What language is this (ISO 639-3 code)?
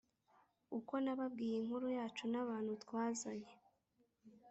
kin